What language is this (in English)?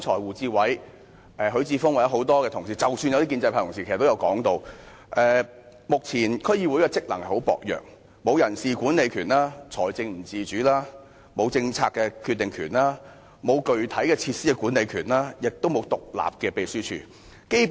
Cantonese